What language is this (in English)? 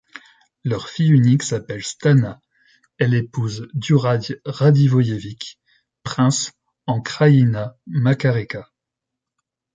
French